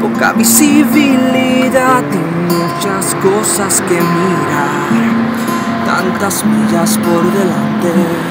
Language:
Italian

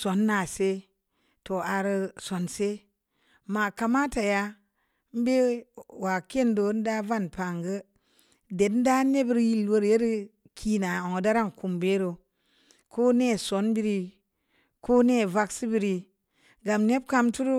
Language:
Samba Leko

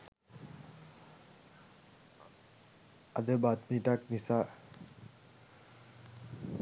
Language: Sinhala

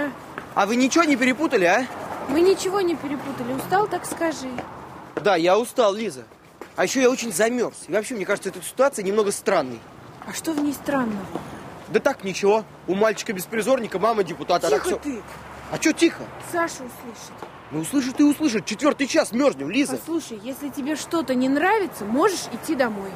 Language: Russian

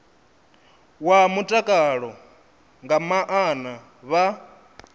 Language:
Venda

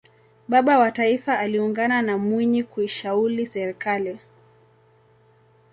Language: Swahili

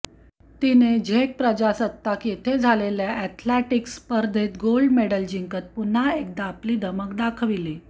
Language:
Marathi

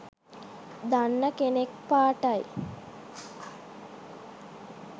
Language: Sinhala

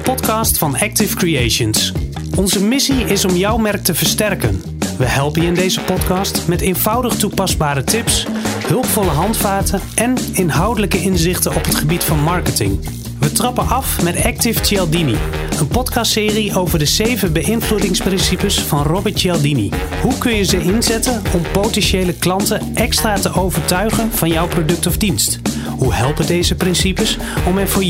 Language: Dutch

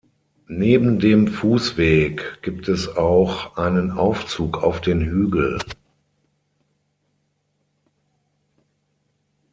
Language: German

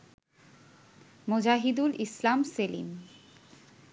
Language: Bangla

